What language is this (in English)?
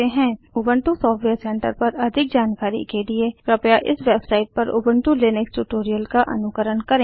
Hindi